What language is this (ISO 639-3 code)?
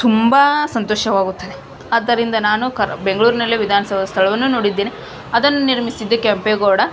kan